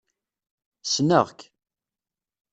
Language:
Kabyle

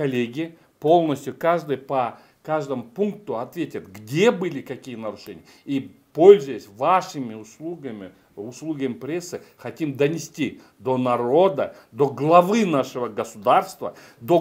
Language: Russian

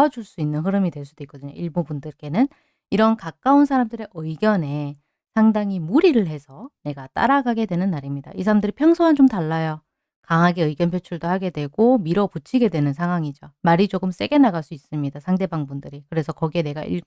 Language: Korean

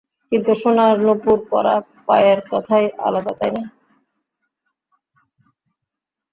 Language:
Bangla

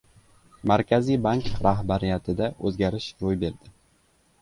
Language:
Uzbek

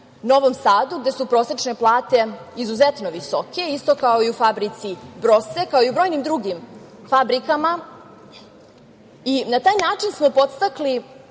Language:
Serbian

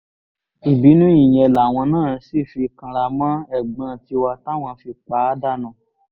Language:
Yoruba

